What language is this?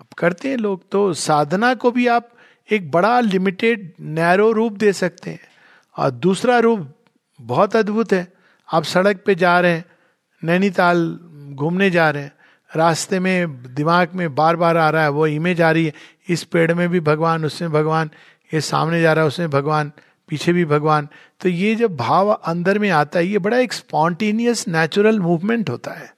Hindi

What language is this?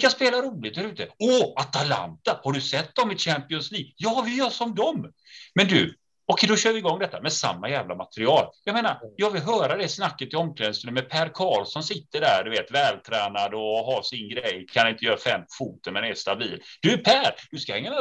Swedish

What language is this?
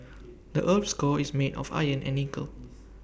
English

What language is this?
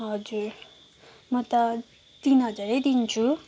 Nepali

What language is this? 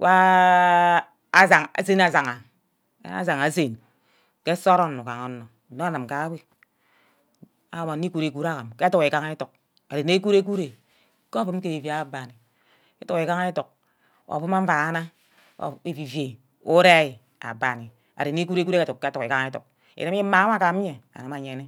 Ubaghara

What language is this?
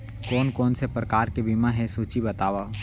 Chhattisgarhi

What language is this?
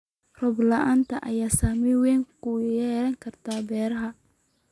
Somali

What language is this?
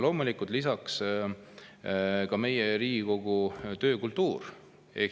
Estonian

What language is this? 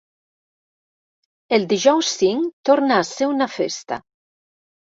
Catalan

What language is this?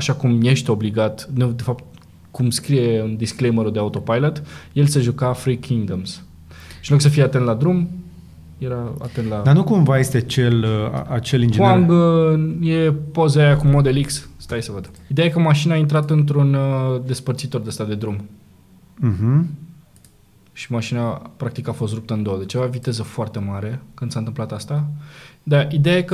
Romanian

